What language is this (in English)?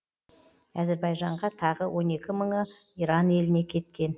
Kazakh